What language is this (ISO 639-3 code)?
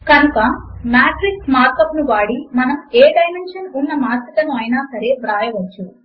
tel